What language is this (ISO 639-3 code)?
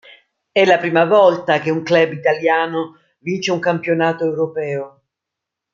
ita